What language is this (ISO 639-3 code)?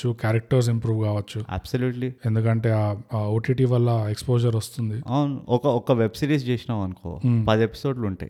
tel